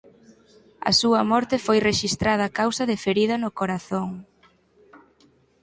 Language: Galician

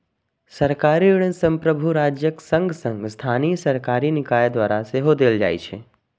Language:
Maithili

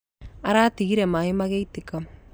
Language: Kikuyu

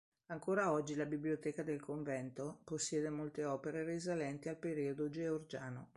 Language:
Italian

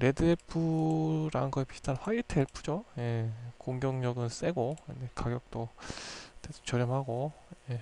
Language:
Korean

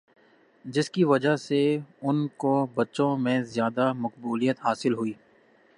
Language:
Urdu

